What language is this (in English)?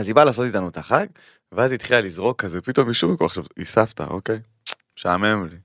Hebrew